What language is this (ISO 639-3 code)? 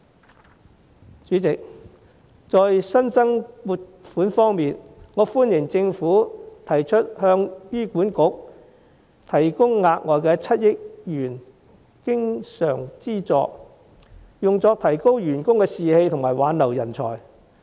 yue